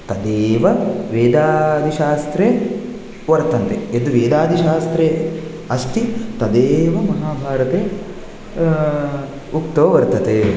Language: Sanskrit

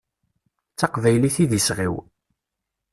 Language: Kabyle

